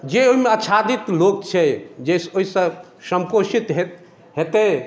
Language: Maithili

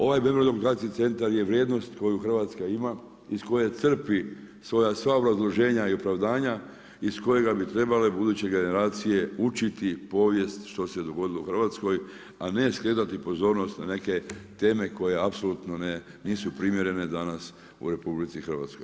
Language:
Croatian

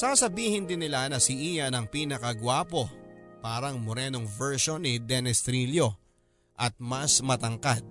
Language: Filipino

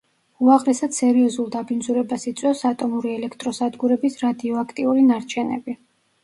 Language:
Georgian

